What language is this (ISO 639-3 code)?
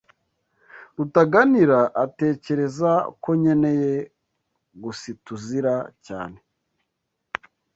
kin